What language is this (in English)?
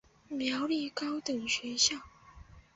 Chinese